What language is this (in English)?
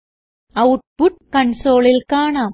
Malayalam